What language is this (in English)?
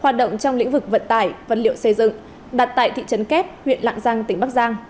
Vietnamese